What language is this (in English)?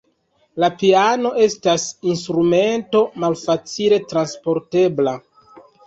Esperanto